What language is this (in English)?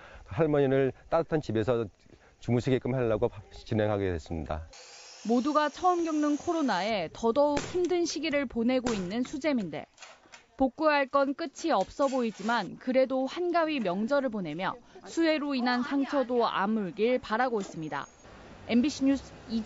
Korean